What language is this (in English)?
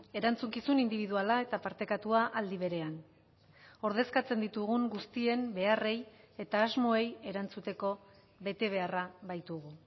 Basque